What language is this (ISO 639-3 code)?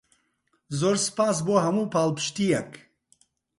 ckb